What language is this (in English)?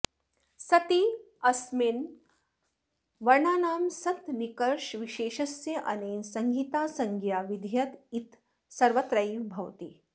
Sanskrit